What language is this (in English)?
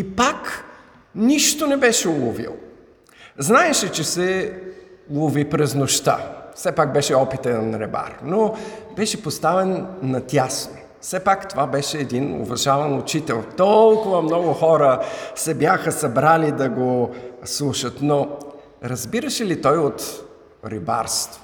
Bulgarian